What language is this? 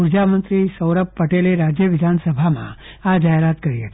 Gujarati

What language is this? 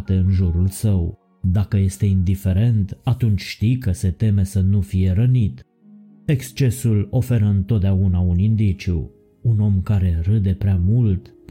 Romanian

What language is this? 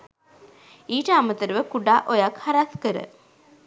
Sinhala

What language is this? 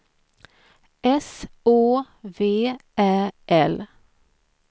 Swedish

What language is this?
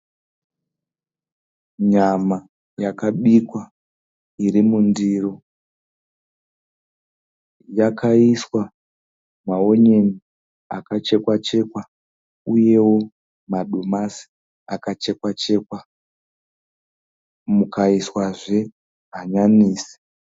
Shona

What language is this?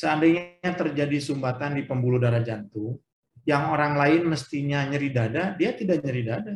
Indonesian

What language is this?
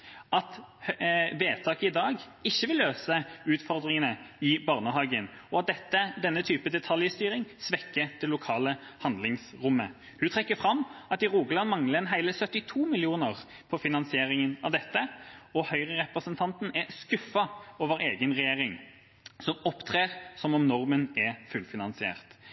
Norwegian Bokmål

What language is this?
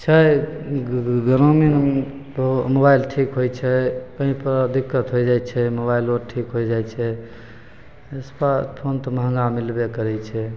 Maithili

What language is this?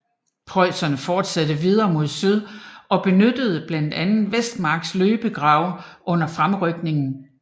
Danish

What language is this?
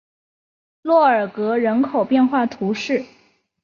Chinese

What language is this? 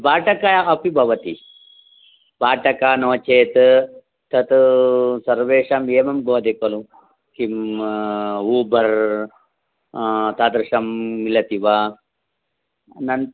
Sanskrit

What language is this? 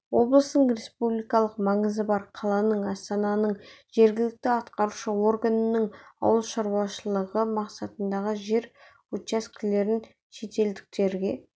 Kazakh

